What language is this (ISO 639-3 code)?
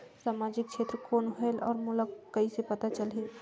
hne